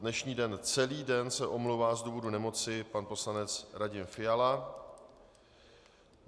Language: Czech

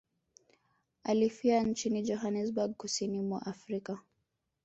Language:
Swahili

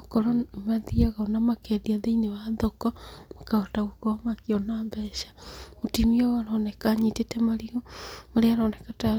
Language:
Kikuyu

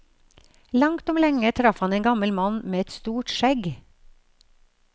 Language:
Norwegian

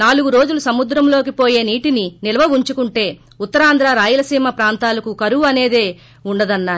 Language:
Telugu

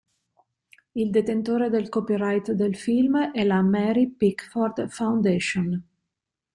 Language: Italian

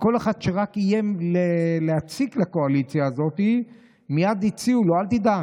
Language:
Hebrew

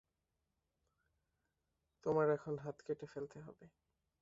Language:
Bangla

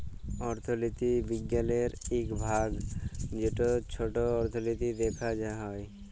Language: Bangla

